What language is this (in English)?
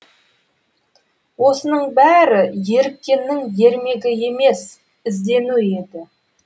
Kazakh